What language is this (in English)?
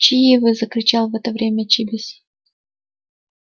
Russian